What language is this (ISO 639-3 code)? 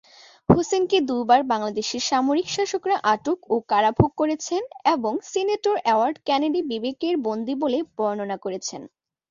ben